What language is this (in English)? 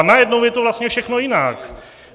Czech